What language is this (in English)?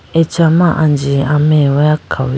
Idu-Mishmi